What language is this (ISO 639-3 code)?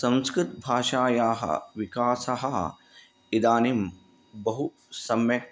san